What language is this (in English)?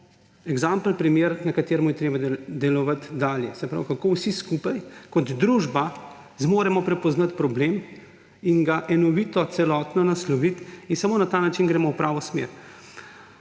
Slovenian